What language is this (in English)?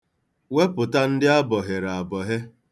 Igbo